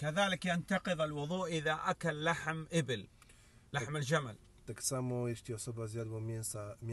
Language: Arabic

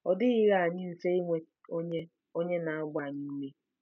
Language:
Igbo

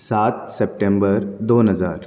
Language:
Konkani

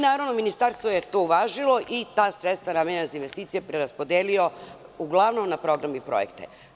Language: Serbian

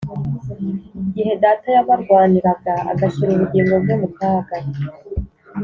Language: Kinyarwanda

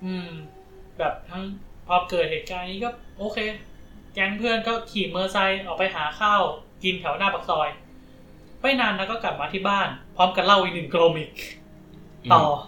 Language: Thai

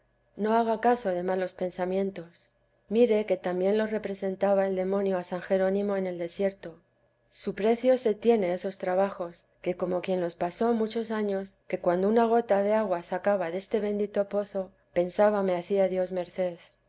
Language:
Spanish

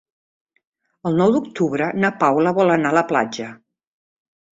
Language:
Catalan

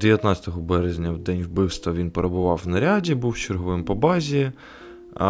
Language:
Ukrainian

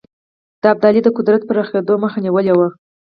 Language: Pashto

